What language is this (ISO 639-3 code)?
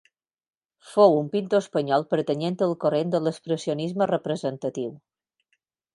cat